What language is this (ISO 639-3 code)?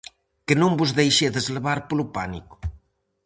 glg